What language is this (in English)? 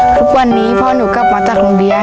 Thai